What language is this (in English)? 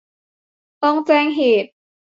Thai